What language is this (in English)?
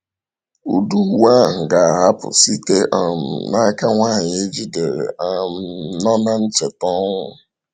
Igbo